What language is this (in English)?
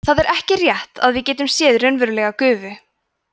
Icelandic